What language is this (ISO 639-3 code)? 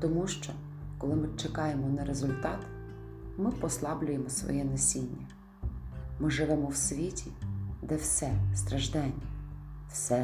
ukr